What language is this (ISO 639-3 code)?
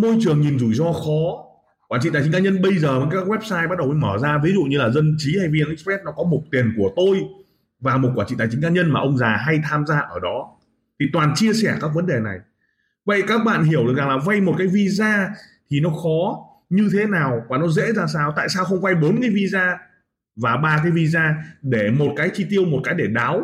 vie